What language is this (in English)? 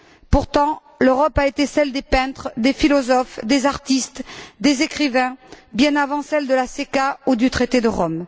French